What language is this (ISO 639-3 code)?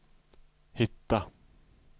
swe